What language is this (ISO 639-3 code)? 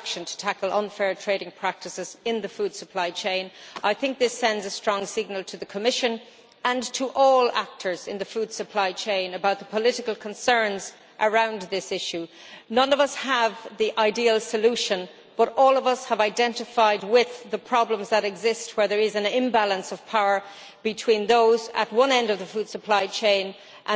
eng